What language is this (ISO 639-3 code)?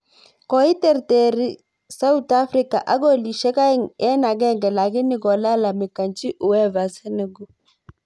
kln